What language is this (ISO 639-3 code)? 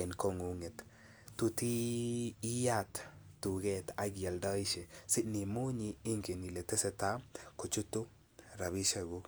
kln